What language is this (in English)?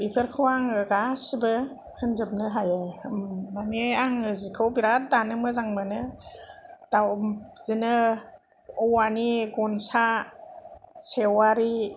Bodo